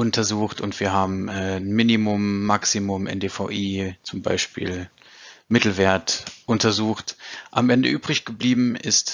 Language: German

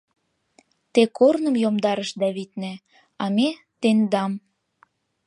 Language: Mari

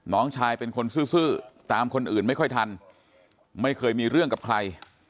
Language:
Thai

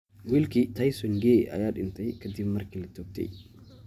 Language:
Somali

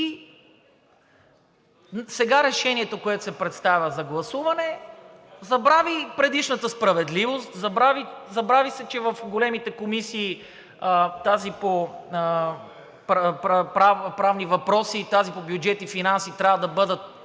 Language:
Bulgarian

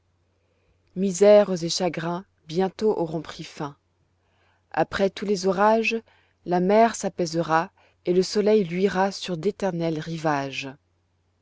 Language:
French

